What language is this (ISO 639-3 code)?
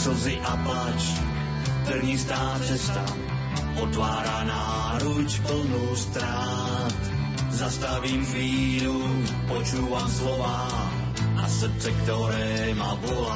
slk